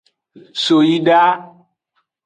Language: Aja (Benin)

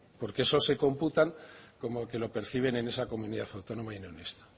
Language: Spanish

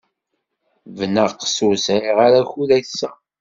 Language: Kabyle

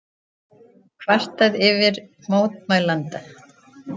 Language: Icelandic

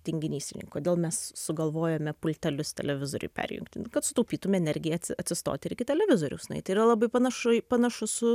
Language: Lithuanian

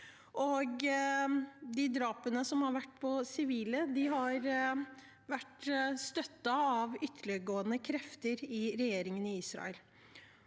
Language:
Norwegian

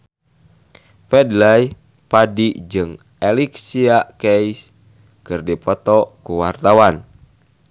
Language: Sundanese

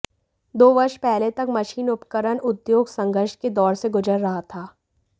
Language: Hindi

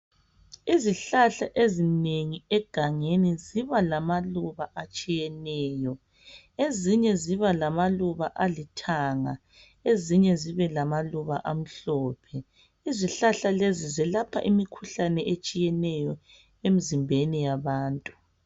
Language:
North Ndebele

